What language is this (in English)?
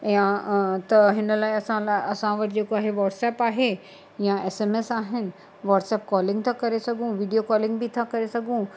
Sindhi